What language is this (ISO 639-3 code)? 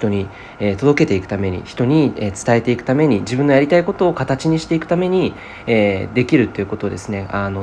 jpn